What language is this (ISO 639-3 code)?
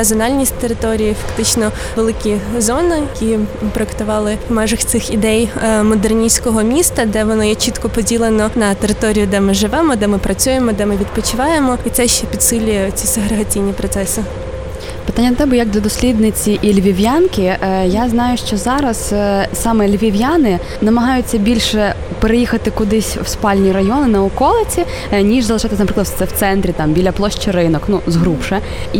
ukr